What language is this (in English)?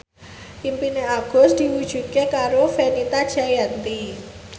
Javanese